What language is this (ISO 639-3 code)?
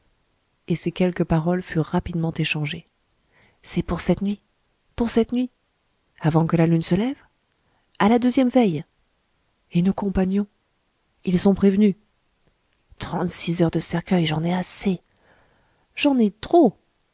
fra